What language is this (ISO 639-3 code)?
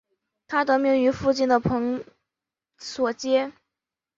zho